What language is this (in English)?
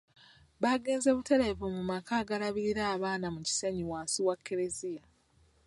Ganda